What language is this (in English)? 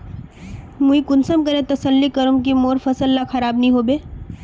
Magahi